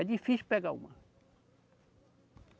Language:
Portuguese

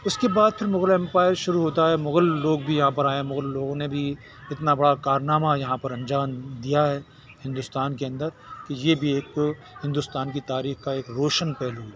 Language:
Urdu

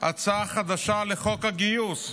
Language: Hebrew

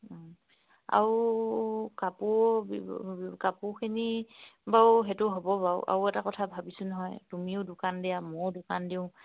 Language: Assamese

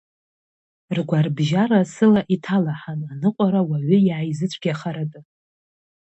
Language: Abkhazian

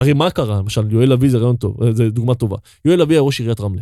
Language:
Hebrew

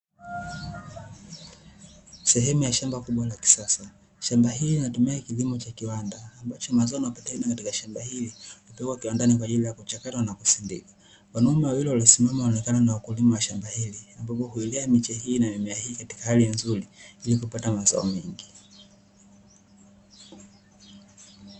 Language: Swahili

